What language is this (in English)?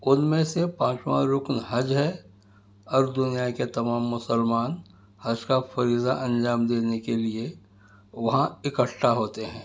Urdu